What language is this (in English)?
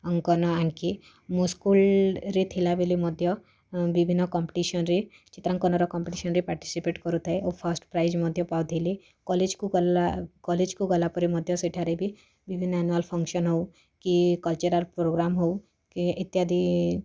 Odia